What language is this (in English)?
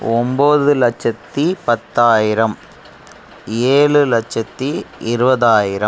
Tamil